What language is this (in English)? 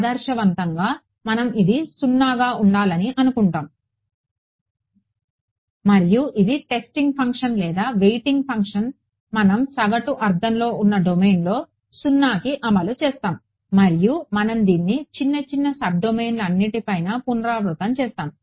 Telugu